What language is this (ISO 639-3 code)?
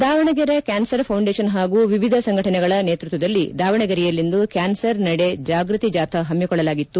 kan